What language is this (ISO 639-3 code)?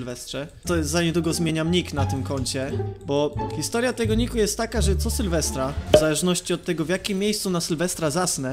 pol